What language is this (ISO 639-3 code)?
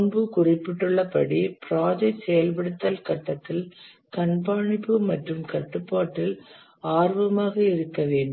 tam